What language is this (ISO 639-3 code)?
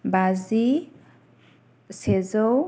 brx